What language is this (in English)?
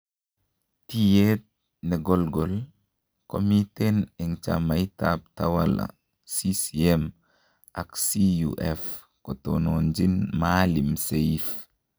Kalenjin